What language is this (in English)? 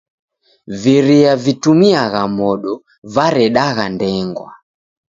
Taita